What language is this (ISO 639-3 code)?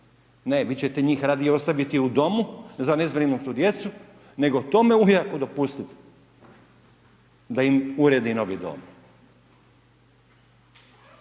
hrv